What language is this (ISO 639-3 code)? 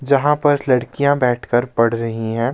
hin